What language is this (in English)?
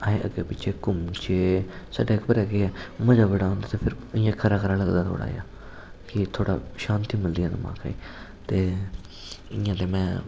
Dogri